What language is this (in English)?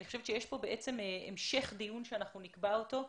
Hebrew